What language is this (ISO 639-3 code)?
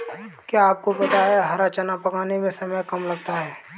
hin